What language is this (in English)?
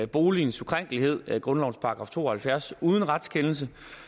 Danish